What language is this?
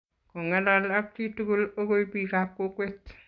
Kalenjin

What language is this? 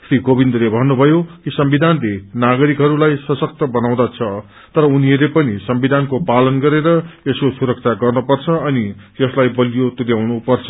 Nepali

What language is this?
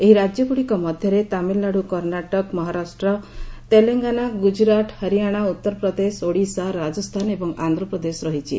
Odia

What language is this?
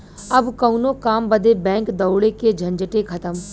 Bhojpuri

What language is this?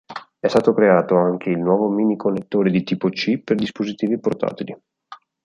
Italian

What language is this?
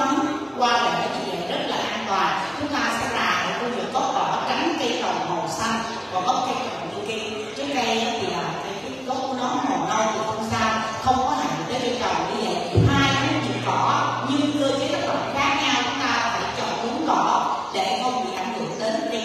Vietnamese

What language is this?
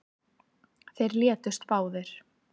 Icelandic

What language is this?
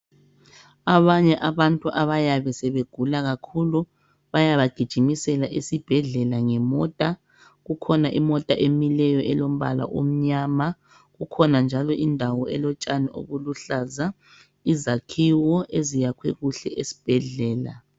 North Ndebele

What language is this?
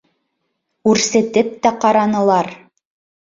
Bashkir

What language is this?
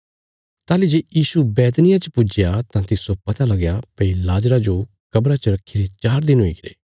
Bilaspuri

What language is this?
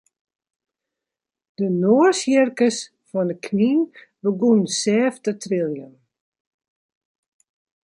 Western Frisian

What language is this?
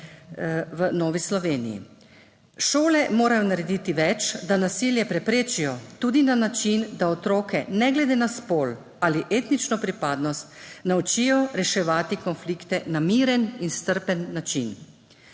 Slovenian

